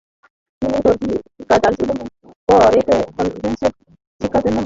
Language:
Bangla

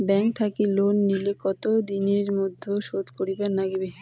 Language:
Bangla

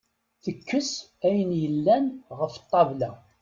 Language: Kabyle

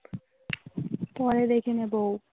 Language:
Bangla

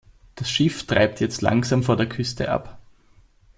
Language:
German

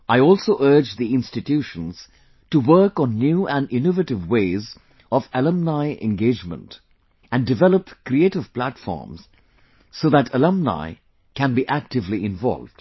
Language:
English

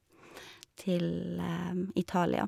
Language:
Norwegian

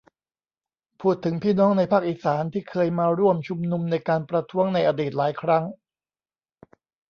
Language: Thai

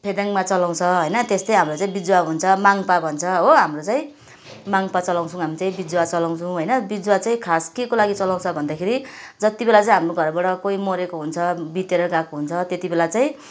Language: Nepali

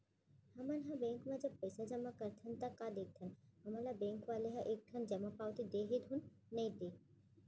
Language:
Chhattisgarhi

